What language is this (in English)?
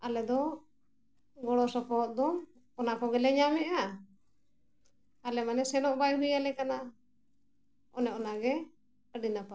Santali